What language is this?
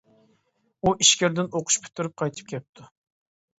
Uyghur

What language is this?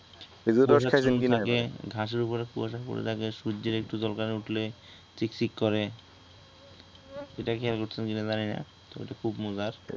Bangla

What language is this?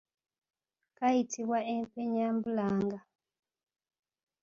Ganda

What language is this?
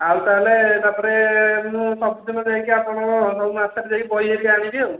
Odia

